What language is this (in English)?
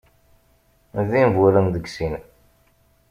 Kabyle